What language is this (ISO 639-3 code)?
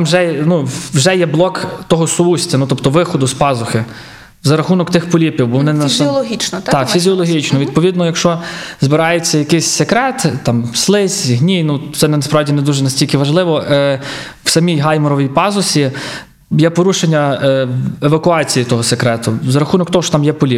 ukr